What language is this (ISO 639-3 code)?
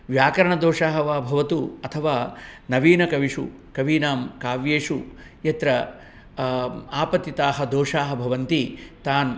san